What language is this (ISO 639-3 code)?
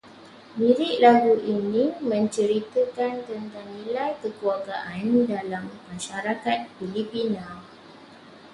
msa